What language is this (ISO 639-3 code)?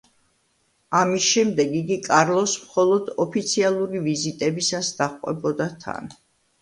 kat